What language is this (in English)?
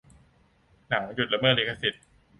Thai